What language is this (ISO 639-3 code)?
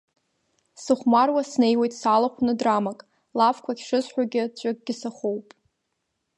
abk